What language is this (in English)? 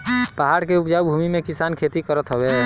Bhojpuri